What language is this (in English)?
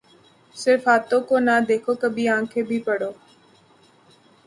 Urdu